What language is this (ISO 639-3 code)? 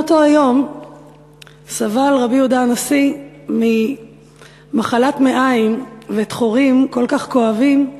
heb